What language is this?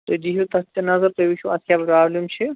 Kashmiri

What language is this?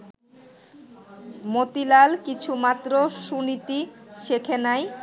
Bangla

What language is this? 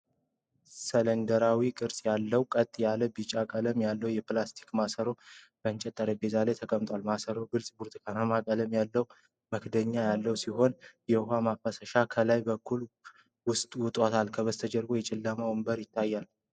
Amharic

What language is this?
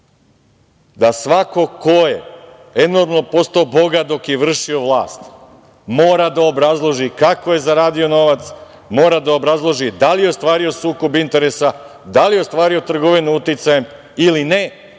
Serbian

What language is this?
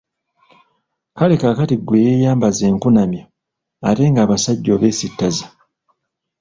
Ganda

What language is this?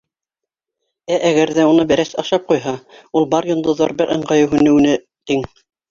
Bashkir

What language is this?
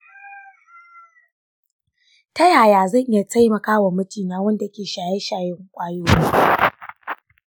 Hausa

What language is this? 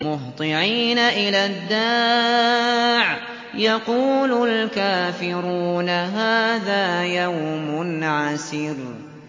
Arabic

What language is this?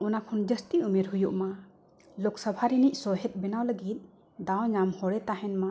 Santali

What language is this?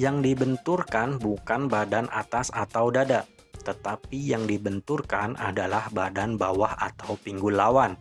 Indonesian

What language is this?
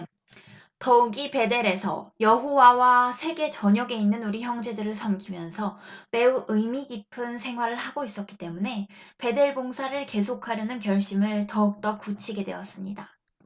Korean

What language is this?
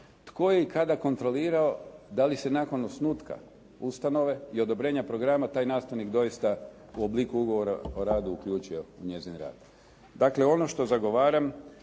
Croatian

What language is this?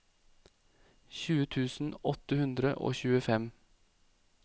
Norwegian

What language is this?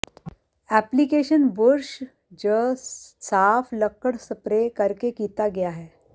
Punjabi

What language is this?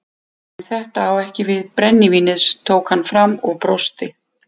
Icelandic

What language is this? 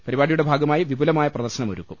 Malayalam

